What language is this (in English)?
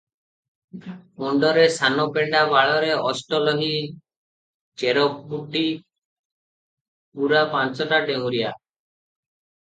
Odia